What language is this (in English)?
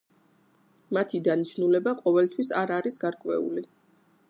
Georgian